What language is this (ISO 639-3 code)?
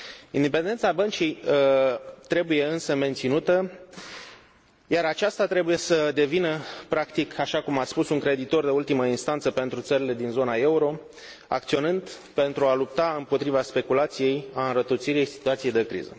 ron